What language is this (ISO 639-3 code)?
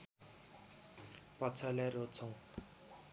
nep